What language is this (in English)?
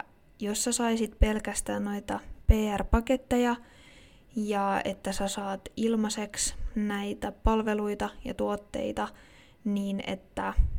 Finnish